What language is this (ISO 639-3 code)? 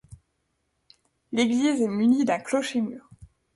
fra